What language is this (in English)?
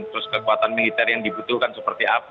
Indonesian